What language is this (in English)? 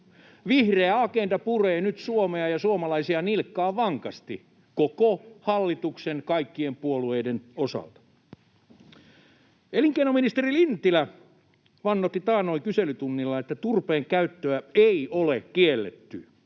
Finnish